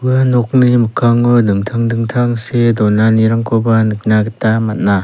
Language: Garo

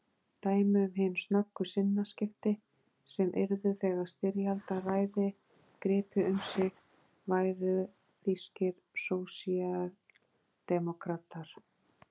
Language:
Icelandic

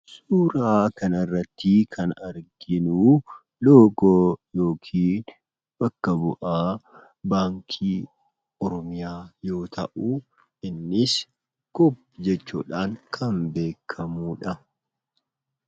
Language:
Oromo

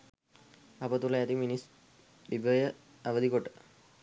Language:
Sinhala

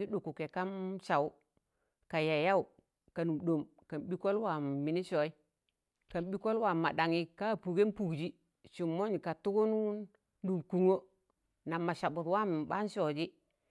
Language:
Tangale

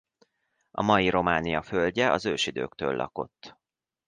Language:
Hungarian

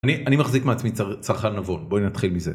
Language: Hebrew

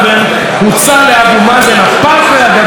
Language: Hebrew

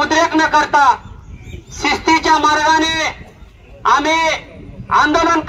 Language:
Hindi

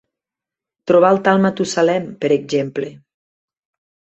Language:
Catalan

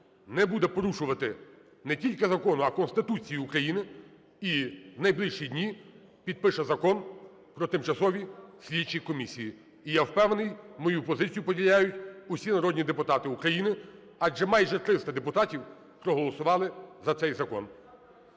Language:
Ukrainian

